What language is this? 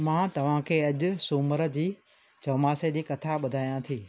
Sindhi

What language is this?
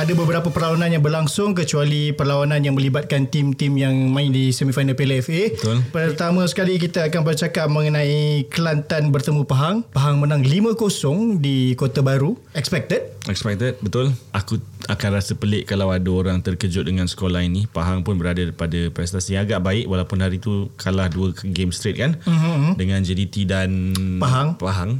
Malay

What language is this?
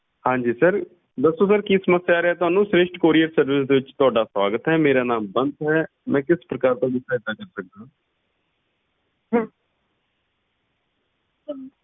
Punjabi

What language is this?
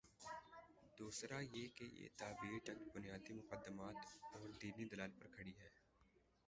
Urdu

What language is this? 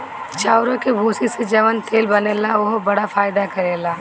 Bhojpuri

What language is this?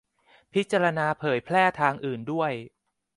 Thai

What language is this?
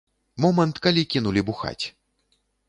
Belarusian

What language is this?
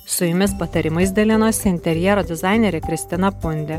Lithuanian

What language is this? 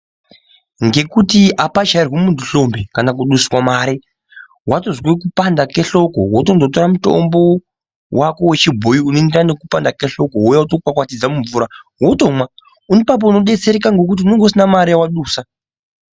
Ndau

